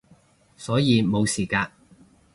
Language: Cantonese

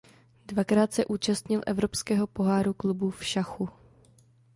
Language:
Czech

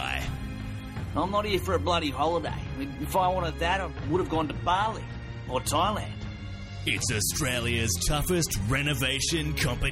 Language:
English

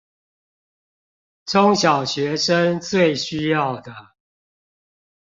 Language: Chinese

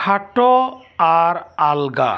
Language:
Santali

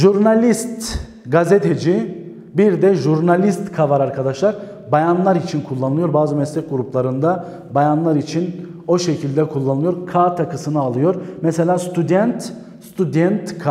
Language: Turkish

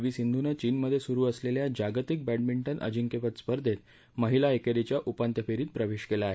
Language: Marathi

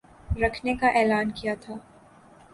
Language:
Urdu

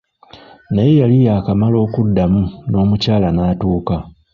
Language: Ganda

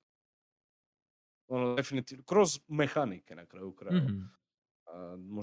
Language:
Croatian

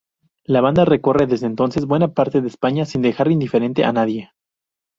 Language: Spanish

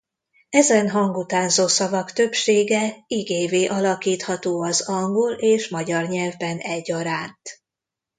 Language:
Hungarian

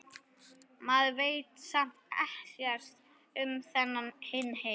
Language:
Icelandic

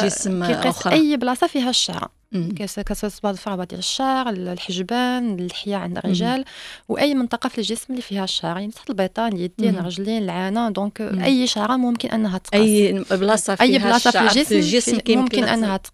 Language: Arabic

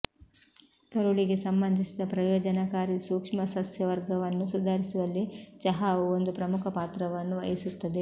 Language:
Kannada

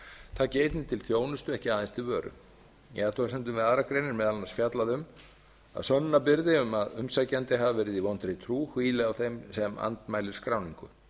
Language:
Icelandic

